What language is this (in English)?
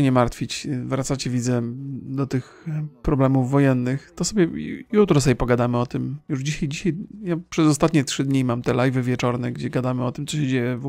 Polish